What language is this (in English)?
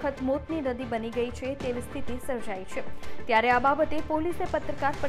Hindi